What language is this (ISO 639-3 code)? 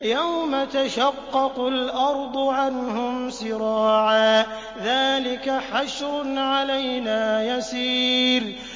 ara